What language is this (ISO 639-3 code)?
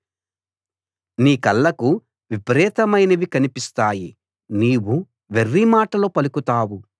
tel